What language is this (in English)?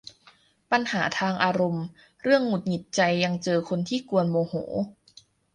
Thai